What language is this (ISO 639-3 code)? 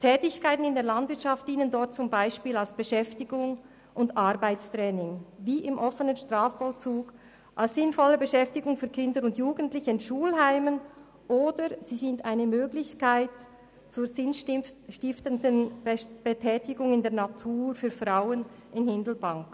gsw